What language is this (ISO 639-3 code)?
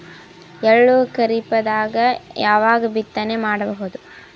kan